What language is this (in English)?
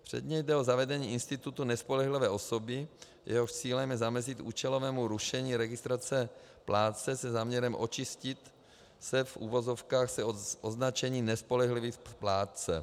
Czech